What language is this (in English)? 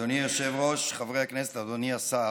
Hebrew